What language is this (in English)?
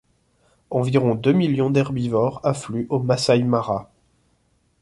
French